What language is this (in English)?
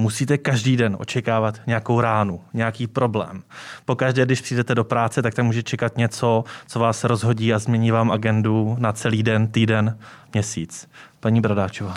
Czech